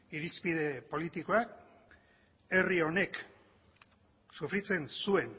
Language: Basque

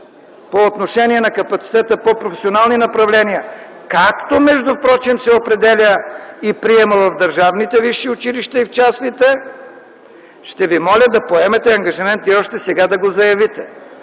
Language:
Bulgarian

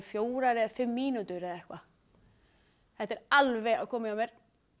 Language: Icelandic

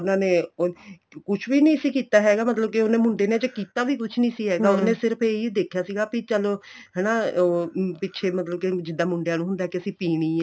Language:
Punjabi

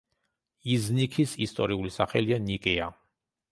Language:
Georgian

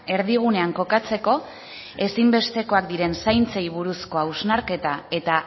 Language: Basque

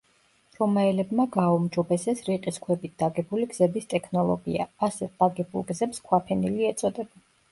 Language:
Georgian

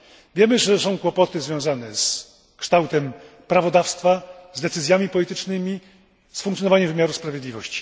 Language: Polish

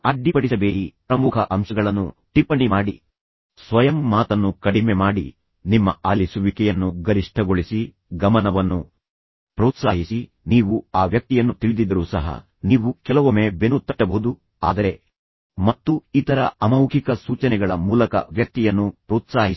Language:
Kannada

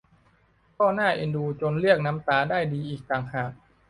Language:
Thai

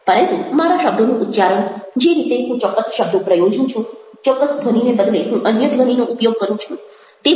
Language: Gujarati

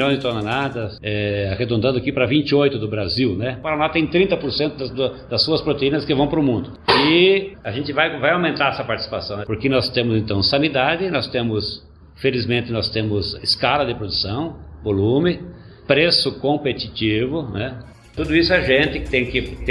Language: Portuguese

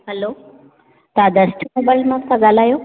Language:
Sindhi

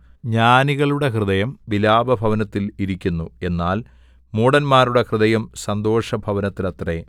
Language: Malayalam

